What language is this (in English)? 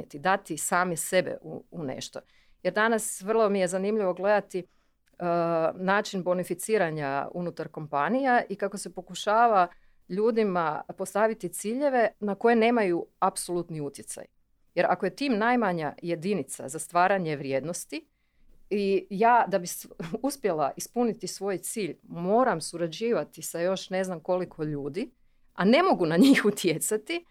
Croatian